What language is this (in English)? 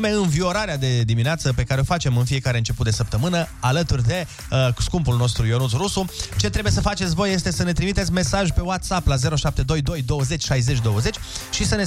Romanian